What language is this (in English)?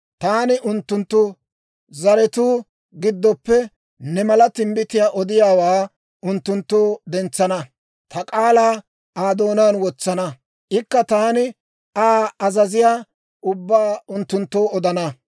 Dawro